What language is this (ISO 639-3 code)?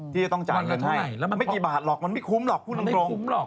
tha